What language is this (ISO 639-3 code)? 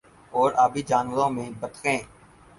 urd